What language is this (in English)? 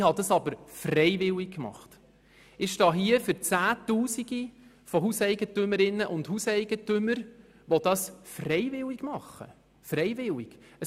Swiss German